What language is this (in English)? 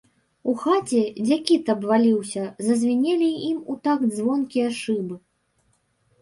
Belarusian